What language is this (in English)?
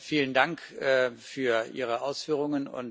German